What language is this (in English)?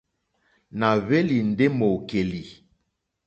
Mokpwe